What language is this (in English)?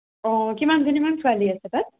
Assamese